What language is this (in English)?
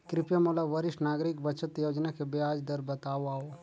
Chhattisgarhi